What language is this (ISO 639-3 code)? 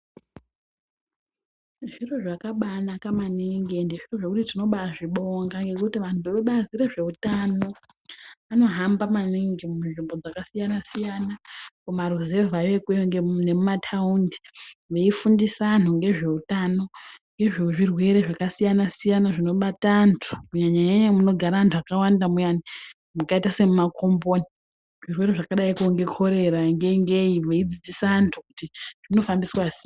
ndc